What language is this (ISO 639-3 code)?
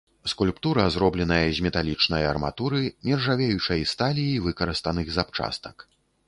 bel